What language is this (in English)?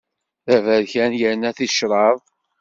Kabyle